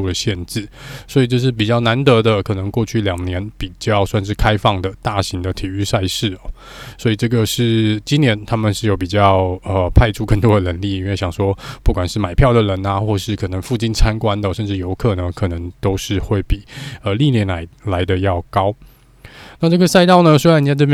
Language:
Chinese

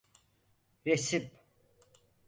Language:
Turkish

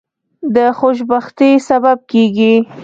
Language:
Pashto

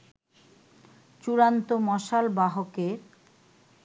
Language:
Bangla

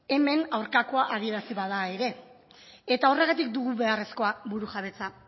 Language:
Basque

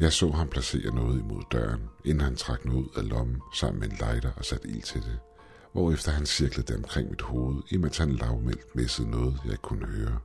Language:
Danish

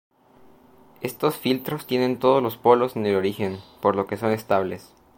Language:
Spanish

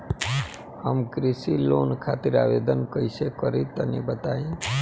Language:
Bhojpuri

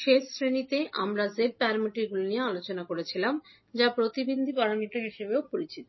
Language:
Bangla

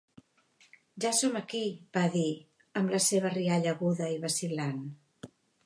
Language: Catalan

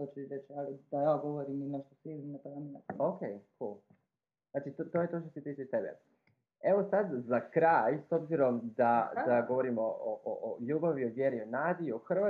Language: Croatian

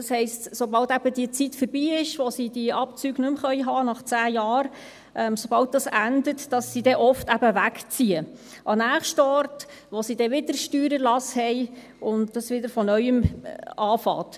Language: Swiss German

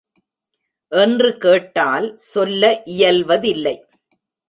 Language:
Tamil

